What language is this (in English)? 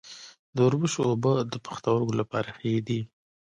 Pashto